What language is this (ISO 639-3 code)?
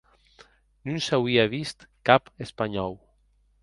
oci